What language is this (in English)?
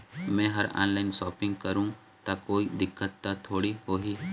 Chhattisgarhi